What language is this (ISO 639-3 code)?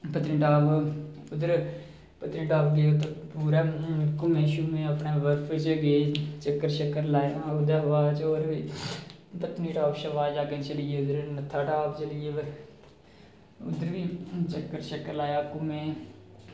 doi